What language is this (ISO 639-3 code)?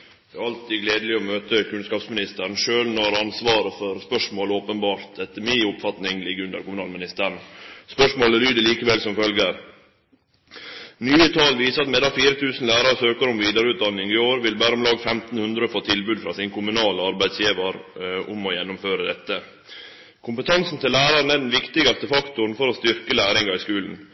nor